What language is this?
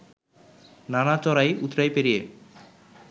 Bangla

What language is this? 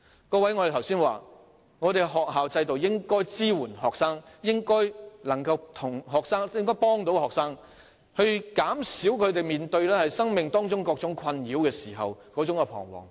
Cantonese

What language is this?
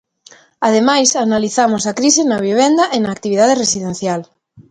Galician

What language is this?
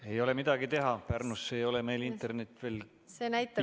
Estonian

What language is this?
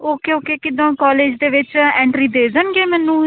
Punjabi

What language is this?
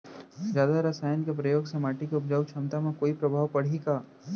Chhattisgarhi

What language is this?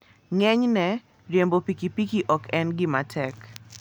Luo (Kenya and Tanzania)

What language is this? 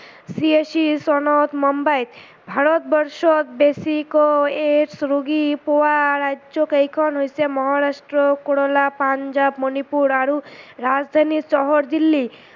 Assamese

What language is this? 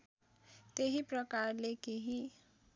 Nepali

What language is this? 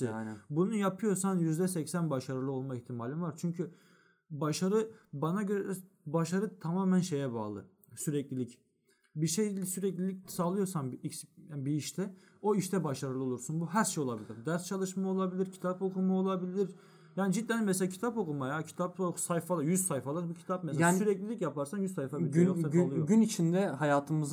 Turkish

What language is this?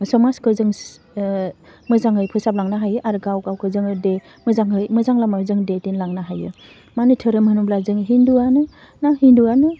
Bodo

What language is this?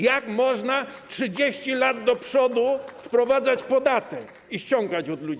Polish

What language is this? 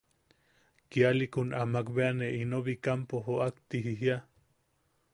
Yaqui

